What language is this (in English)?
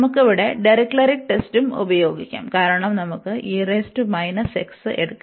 Malayalam